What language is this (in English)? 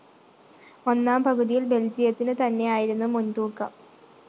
Malayalam